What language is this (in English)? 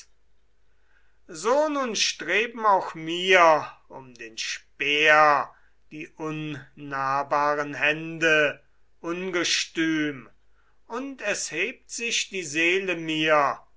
German